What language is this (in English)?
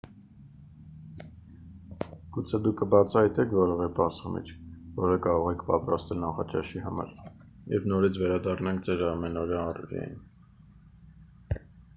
Armenian